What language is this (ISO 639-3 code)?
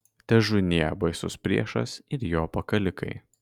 lit